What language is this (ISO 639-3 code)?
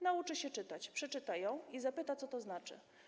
pol